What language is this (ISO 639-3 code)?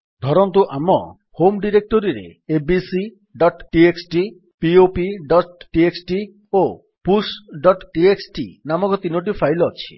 ori